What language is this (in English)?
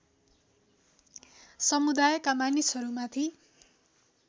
Nepali